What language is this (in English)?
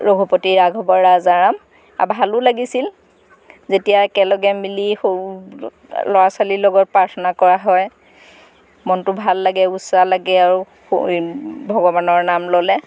Assamese